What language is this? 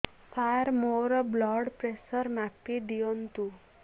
Odia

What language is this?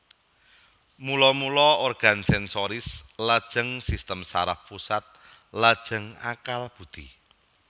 Javanese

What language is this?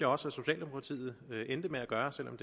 Danish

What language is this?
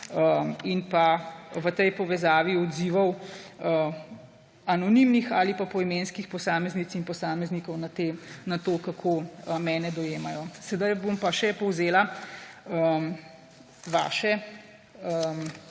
Slovenian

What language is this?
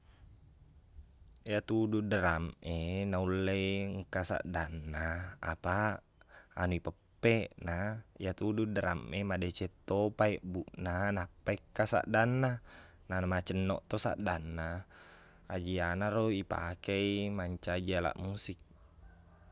Buginese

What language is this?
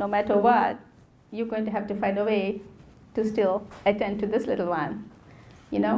English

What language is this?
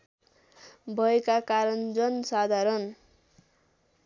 Nepali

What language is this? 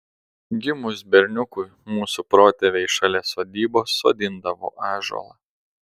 Lithuanian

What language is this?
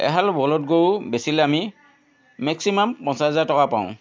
Assamese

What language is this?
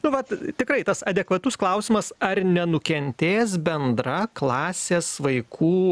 Lithuanian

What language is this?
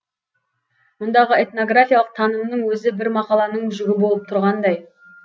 Kazakh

